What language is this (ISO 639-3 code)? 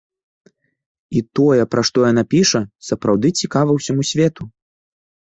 bel